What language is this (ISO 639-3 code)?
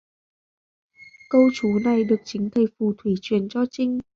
vie